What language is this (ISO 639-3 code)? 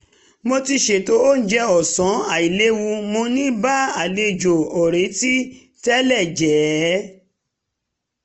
yor